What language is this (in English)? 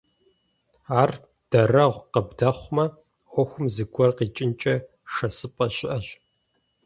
Kabardian